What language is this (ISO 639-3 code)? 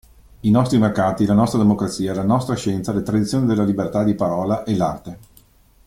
ita